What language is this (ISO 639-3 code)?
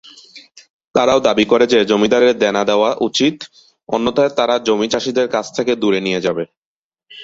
ben